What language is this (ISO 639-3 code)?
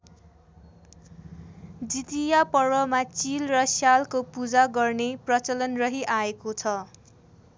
nep